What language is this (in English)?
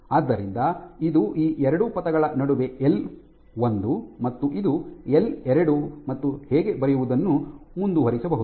Kannada